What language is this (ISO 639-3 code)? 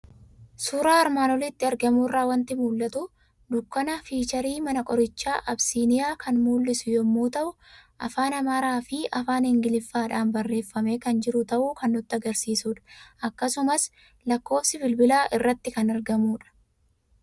orm